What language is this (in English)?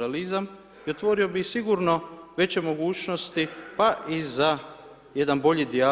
Croatian